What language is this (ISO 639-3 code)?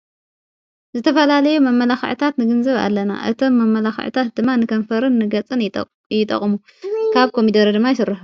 tir